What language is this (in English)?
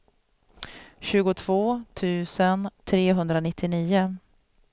Swedish